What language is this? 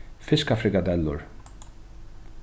Faroese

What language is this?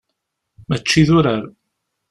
Kabyle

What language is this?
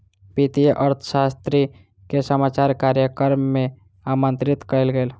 Maithili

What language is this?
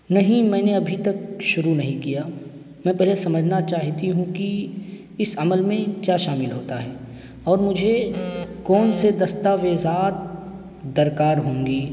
Urdu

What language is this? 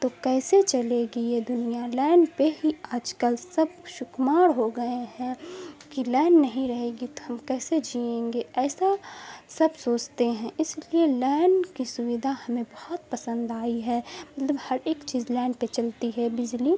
Urdu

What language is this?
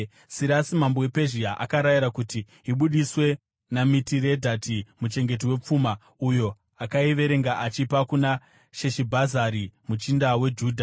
Shona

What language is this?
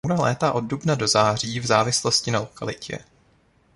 Czech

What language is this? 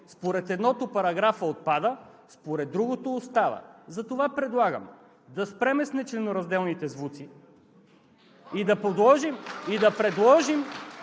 Bulgarian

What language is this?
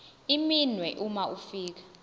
Zulu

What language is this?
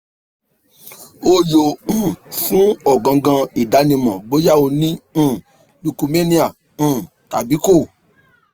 Yoruba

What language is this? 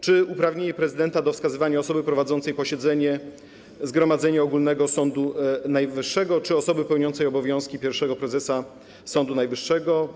Polish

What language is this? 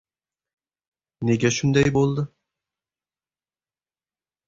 Uzbek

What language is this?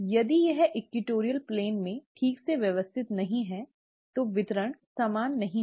Hindi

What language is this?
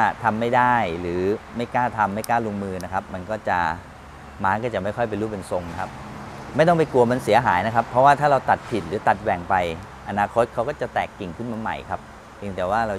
Thai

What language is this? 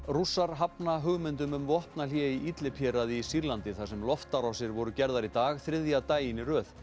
Icelandic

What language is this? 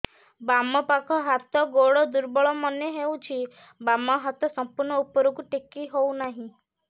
Odia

